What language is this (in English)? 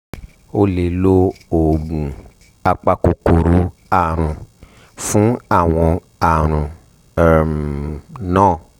Yoruba